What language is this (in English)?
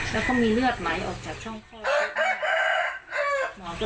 Thai